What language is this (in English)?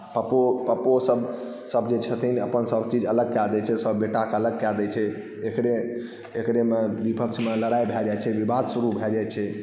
Maithili